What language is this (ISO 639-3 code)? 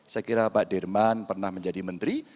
ind